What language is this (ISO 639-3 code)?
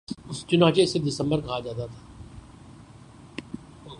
urd